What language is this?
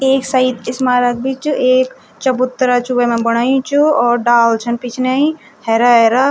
Garhwali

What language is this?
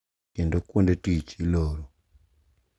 Luo (Kenya and Tanzania)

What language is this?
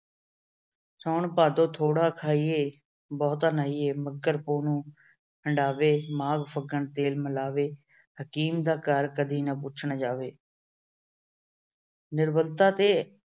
Punjabi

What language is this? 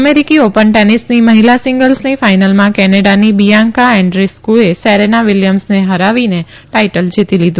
Gujarati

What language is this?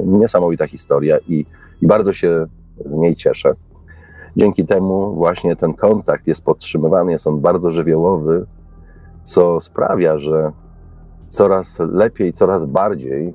Polish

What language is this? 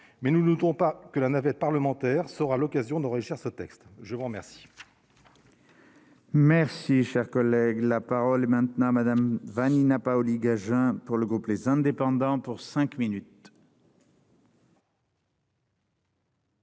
French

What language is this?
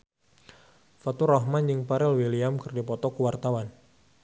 Sundanese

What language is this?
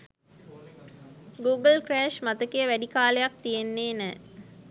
Sinhala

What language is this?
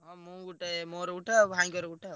Odia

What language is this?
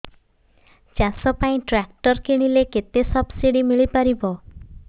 Odia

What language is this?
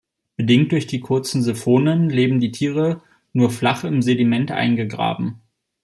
German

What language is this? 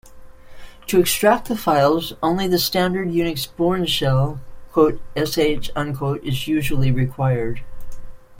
English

